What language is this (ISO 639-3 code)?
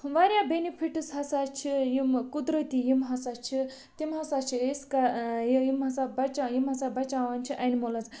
kas